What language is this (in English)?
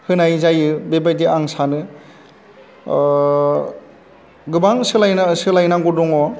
Bodo